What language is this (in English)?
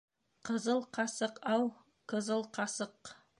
Bashkir